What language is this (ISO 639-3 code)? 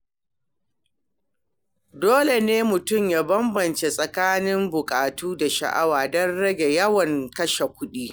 hau